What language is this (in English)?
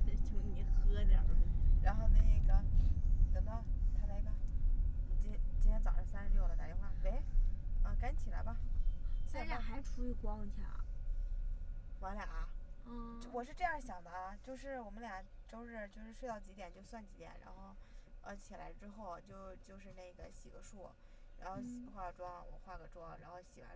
Chinese